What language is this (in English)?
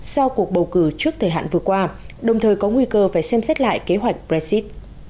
Vietnamese